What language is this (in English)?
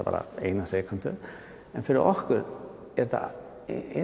Icelandic